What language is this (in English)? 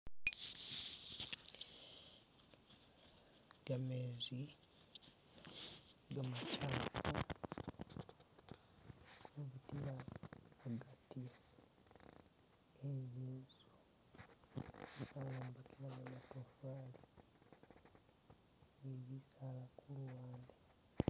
Masaaba